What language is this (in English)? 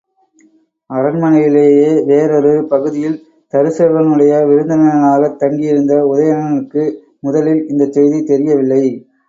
Tamil